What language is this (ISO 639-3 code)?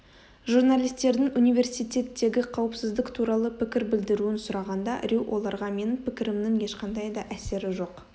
kaz